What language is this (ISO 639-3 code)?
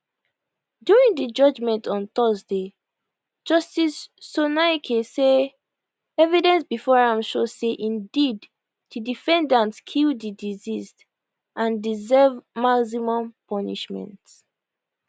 pcm